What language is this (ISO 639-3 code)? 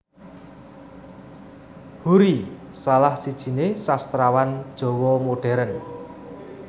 jav